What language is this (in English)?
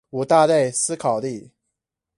Chinese